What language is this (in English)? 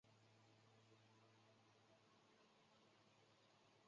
Chinese